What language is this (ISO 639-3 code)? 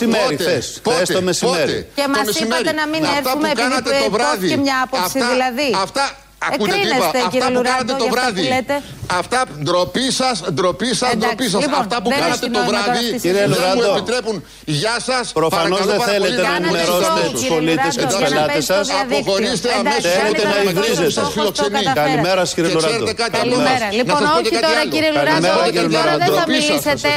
ell